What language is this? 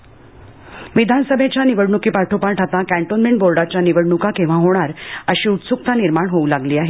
Marathi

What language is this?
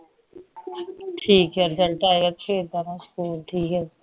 Punjabi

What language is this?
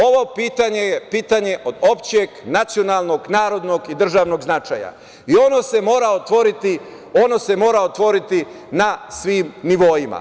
Serbian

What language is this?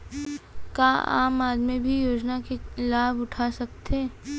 Chhattisgarhi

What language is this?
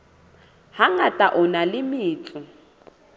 Southern Sotho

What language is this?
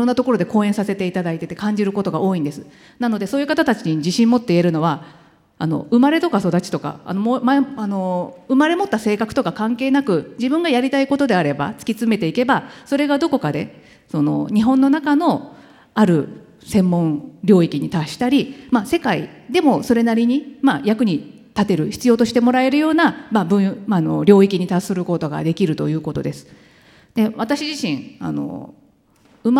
Japanese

